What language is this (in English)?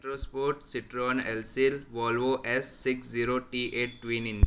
Gujarati